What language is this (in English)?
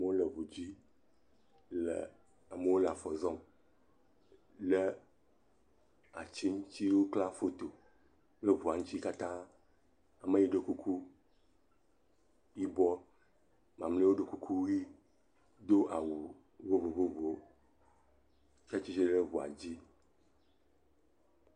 Ewe